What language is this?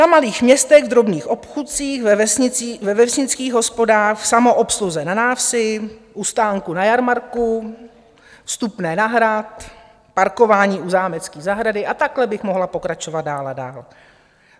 Czech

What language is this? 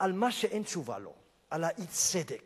Hebrew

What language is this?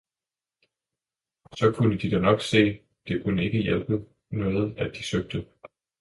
Danish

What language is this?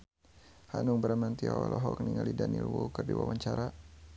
Sundanese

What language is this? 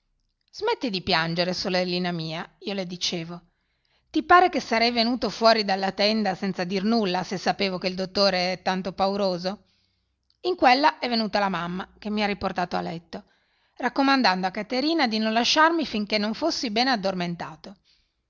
Italian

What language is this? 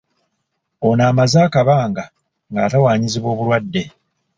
Ganda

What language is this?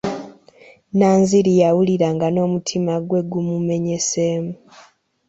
Ganda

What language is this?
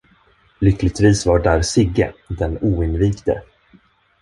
Swedish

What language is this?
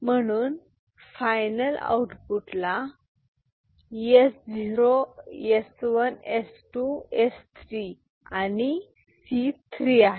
Marathi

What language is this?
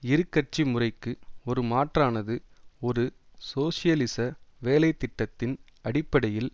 Tamil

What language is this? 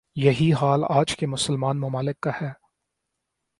Urdu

